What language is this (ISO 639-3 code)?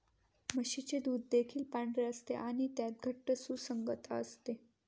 mar